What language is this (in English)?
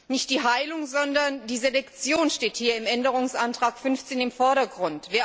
German